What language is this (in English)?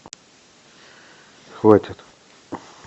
Russian